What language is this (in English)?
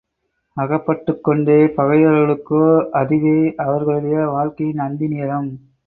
Tamil